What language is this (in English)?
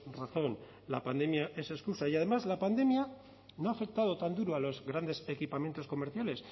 Spanish